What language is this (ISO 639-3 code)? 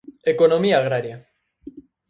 glg